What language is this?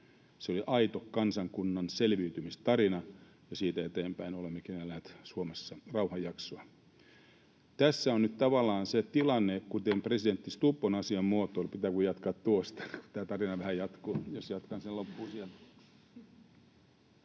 Finnish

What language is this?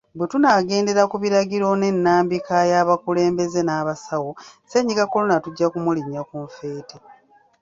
Ganda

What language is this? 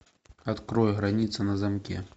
Russian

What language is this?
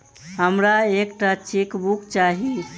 Maithili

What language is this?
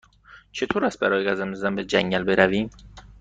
Persian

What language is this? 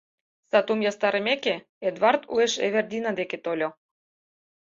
Mari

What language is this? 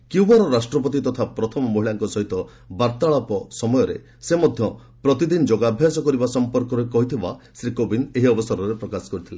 Odia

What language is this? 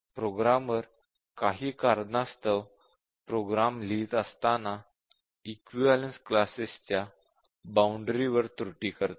Marathi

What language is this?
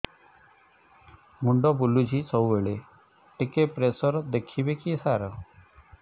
Odia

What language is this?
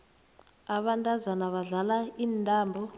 South Ndebele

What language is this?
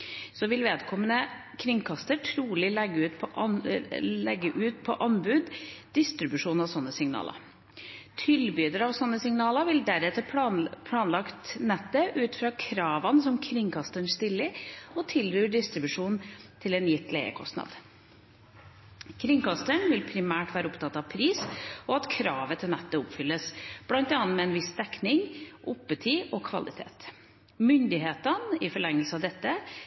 Norwegian Bokmål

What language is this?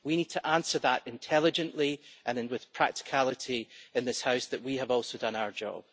English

